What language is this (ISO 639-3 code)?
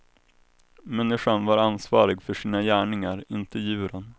swe